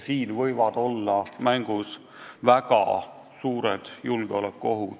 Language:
Estonian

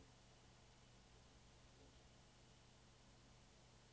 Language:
Norwegian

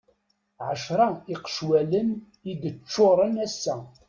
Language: Kabyle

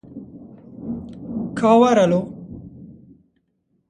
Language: Kurdish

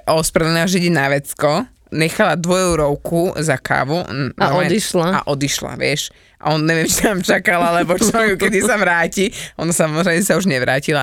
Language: Slovak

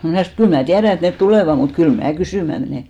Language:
Finnish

